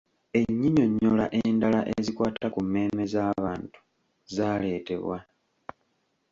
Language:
Ganda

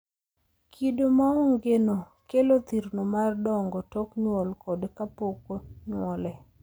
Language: Luo (Kenya and Tanzania)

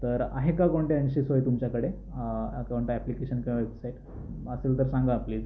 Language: Marathi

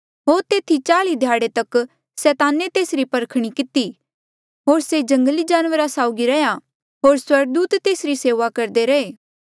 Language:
Mandeali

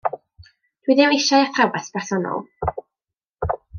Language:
Welsh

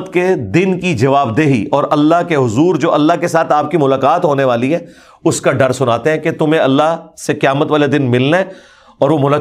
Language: Urdu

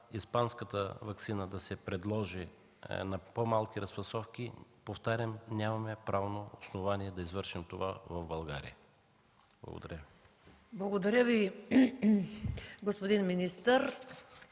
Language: Bulgarian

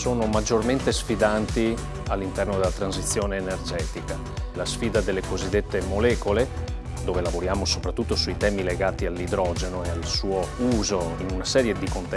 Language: Italian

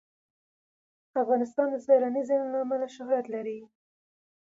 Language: Pashto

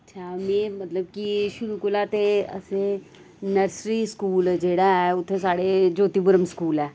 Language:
Dogri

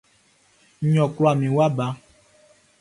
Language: Baoulé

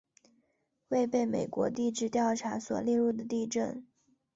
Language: Chinese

